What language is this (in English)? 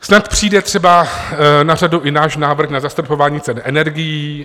Czech